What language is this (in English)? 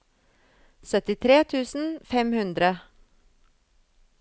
Norwegian